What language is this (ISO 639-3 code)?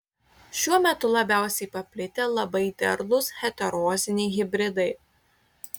lit